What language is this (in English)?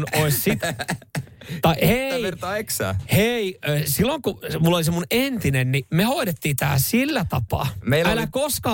Finnish